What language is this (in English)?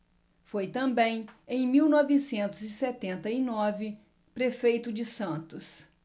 Portuguese